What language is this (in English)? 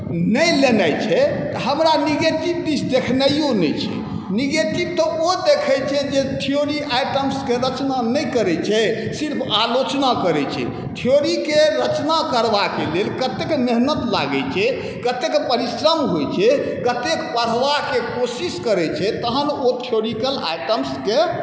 Maithili